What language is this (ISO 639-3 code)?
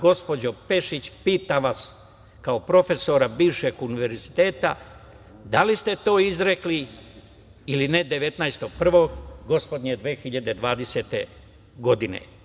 srp